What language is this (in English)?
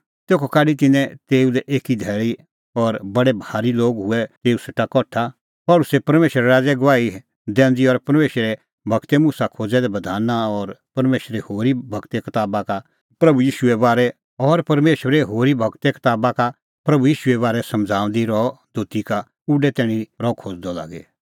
Kullu Pahari